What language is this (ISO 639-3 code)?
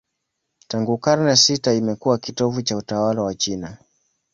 swa